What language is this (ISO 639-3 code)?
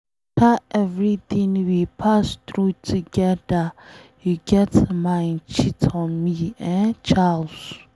pcm